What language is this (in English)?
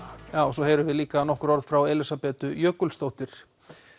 Icelandic